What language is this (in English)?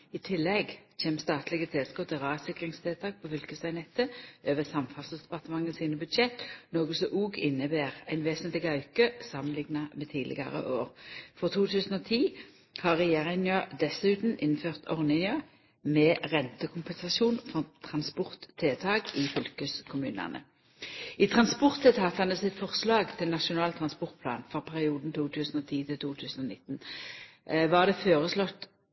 Norwegian Nynorsk